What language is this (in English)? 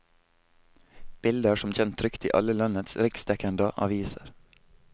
Norwegian